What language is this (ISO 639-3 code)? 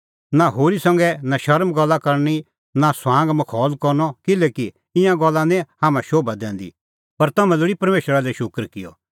kfx